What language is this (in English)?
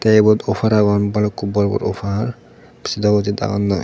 Chakma